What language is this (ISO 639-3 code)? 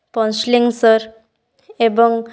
ori